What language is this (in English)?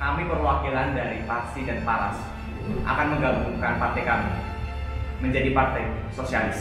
Indonesian